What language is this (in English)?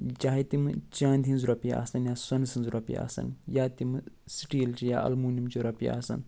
Kashmiri